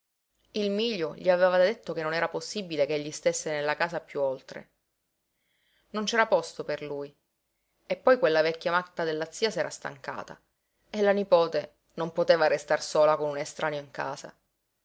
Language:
Italian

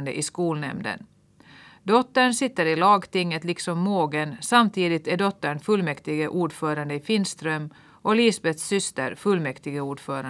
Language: Swedish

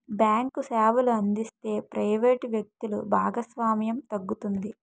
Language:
Telugu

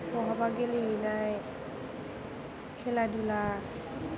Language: Bodo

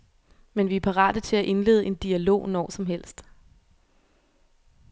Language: Danish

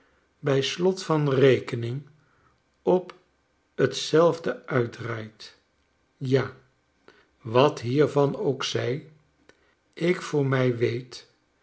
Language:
Dutch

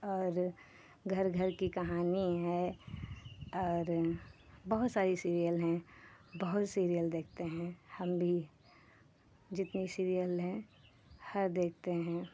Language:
Hindi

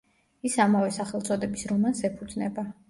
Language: Georgian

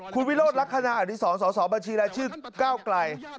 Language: Thai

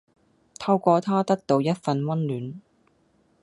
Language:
Cantonese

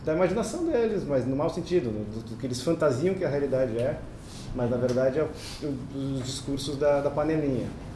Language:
Portuguese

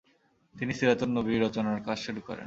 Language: Bangla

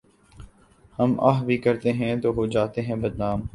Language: Urdu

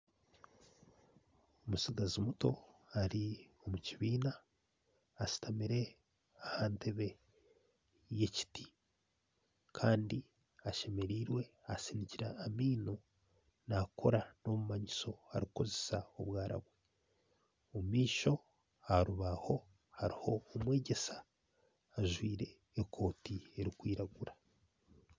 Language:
Nyankole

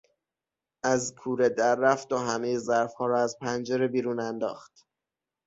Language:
Persian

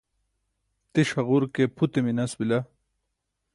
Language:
Burushaski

